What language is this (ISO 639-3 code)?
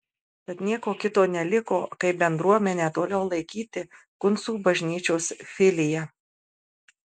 lit